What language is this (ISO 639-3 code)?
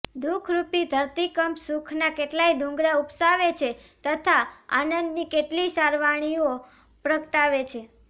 guj